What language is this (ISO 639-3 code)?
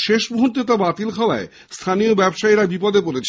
ben